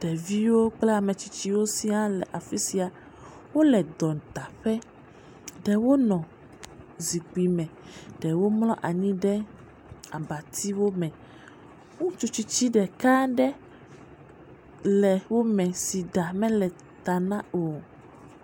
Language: Ewe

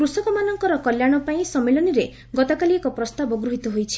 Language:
Odia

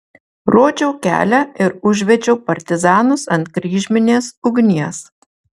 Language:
Lithuanian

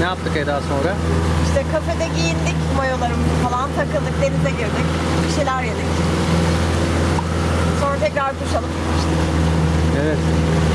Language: Turkish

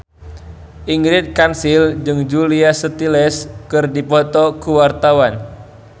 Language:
Sundanese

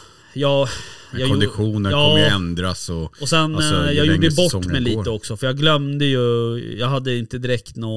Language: Swedish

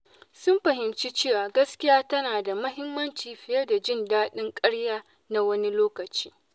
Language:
Hausa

